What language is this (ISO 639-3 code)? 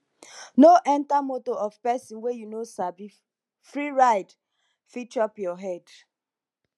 pcm